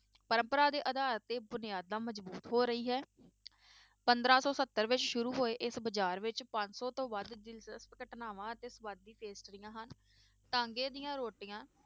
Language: Punjabi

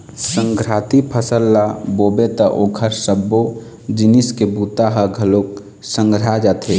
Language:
Chhattisgarhi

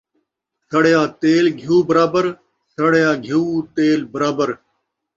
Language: Saraiki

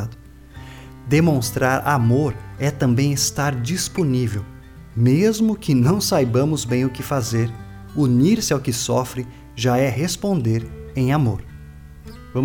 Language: Portuguese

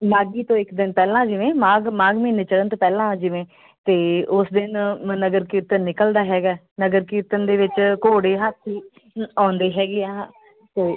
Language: Punjabi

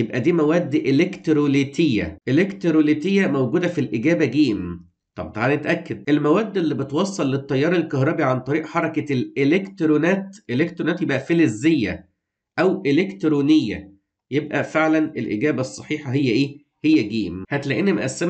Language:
Arabic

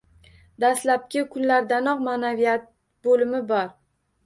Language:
Uzbek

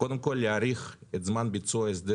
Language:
Hebrew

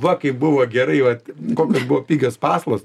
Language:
Lithuanian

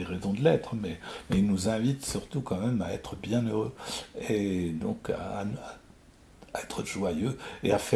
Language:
French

